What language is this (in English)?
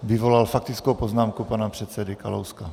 Czech